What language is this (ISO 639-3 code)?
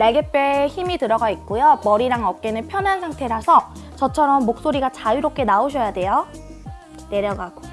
kor